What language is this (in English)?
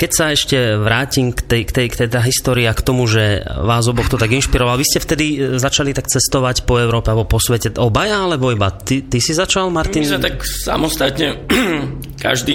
Slovak